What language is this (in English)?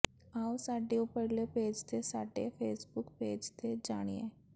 Punjabi